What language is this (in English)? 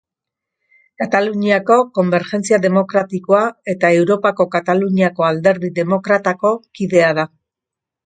Basque